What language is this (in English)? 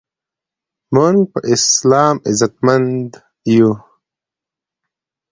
Pashto